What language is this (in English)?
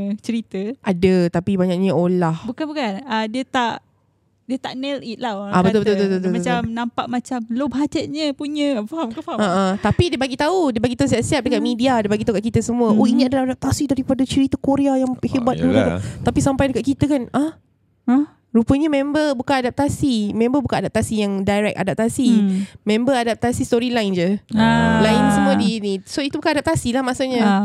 Malay